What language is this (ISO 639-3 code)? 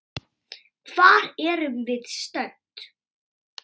isl